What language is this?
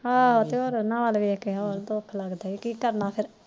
Punjabi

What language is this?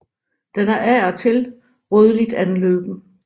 Danish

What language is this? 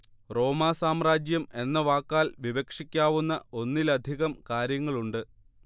Malayalam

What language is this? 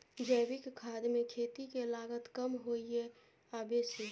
Maithili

